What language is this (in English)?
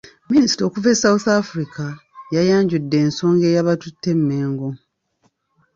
Ganda